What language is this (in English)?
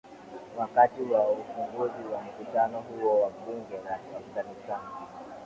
Swahili